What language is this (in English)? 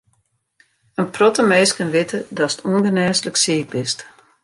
Western Frisian